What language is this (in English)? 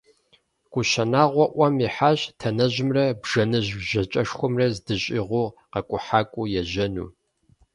Kabardian